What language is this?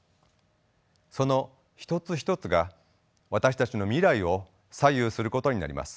Japanese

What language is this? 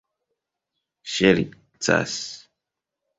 Esperanto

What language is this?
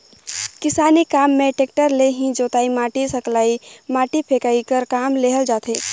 Chhattisgarhi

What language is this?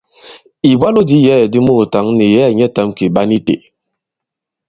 Bankon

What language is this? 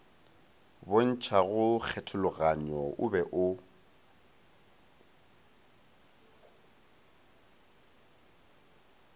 Northern Sotho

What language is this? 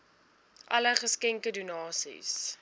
Afrikaans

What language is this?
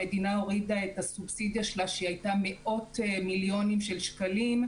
Hebrew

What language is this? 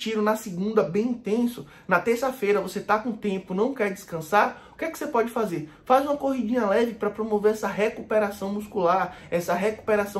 Portuguese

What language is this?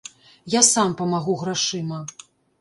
Belarusian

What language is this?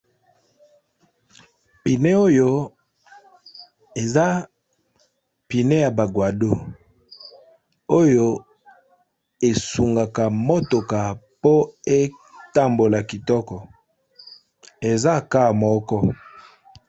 Lingala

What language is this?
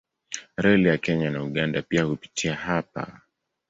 Swahili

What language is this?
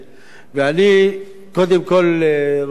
Hebrew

